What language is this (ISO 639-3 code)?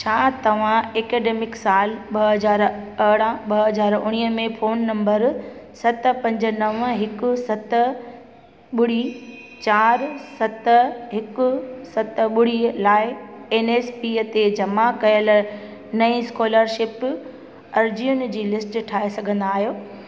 snd